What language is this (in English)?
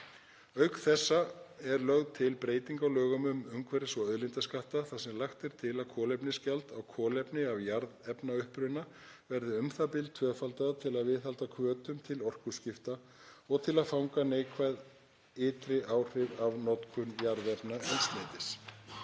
Icelandic